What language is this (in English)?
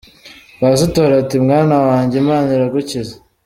Kinyarwanda